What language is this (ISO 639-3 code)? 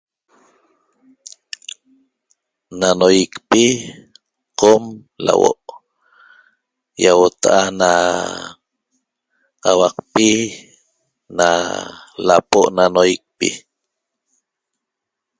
tob